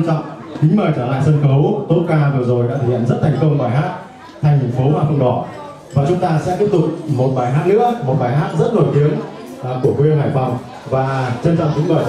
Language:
Vietnamese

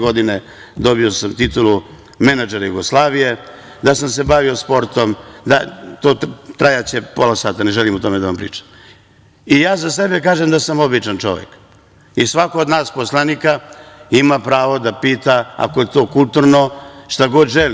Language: Serbian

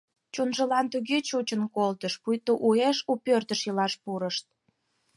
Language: Mari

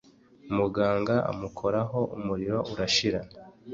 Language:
Kinyarwanda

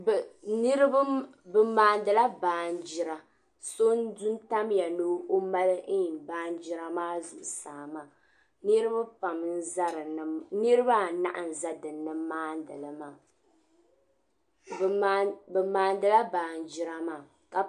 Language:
Dagbani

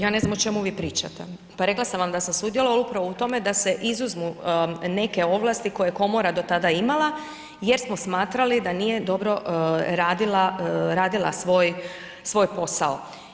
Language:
Croatian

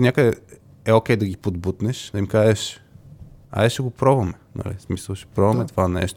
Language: Bulgarian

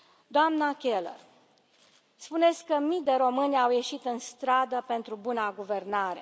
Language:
Romanian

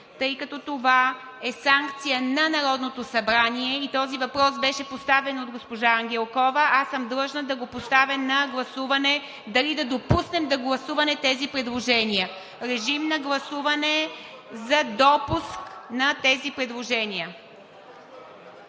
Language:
Bulgarian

